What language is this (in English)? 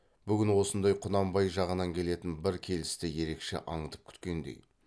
Kazakh